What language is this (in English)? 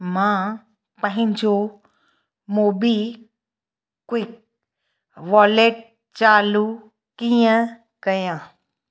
Sindhi